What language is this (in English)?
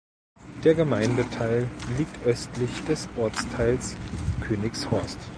German